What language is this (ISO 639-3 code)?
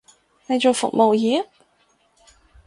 yue